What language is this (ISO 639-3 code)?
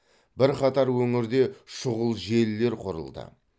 kaz